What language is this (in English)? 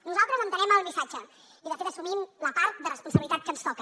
Catalan